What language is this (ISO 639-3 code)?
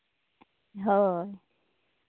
sat